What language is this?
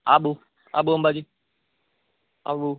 Gujarati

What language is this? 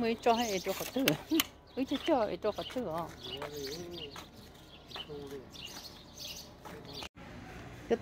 Thai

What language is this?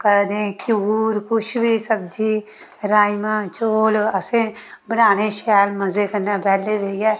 Dogri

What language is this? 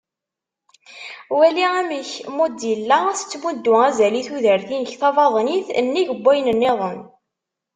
Kabyle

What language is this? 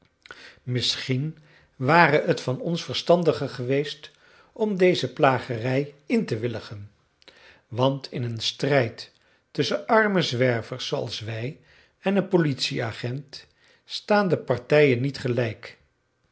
Dutch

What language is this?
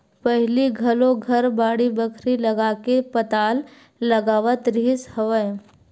Chhattisgarhi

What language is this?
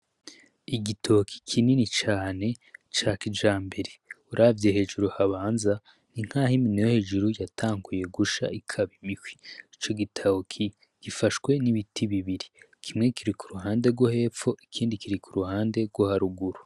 Rundi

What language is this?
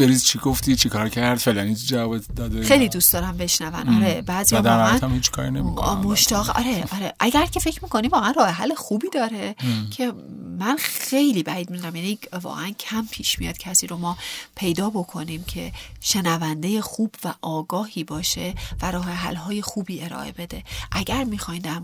Persian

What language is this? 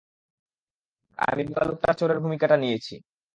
Bangla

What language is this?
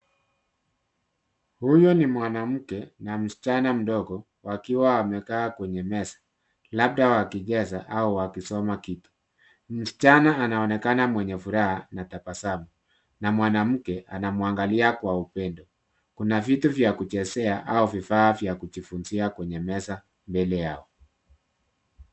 Swahili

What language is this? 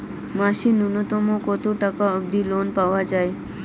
Bangla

